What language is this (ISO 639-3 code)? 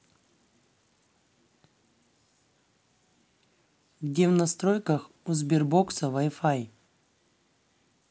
rus